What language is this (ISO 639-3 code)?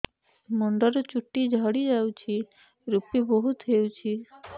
ori